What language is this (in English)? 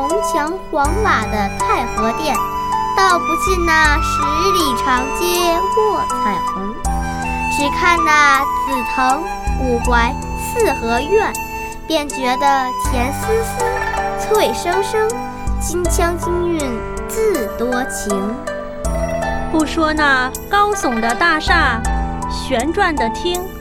Chinese